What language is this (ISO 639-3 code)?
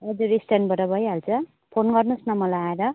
nep